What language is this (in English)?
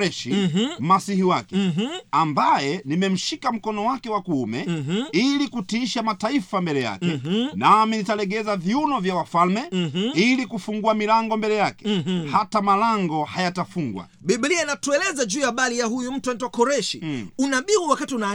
Swahili